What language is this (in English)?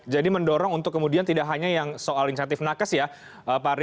Indonesian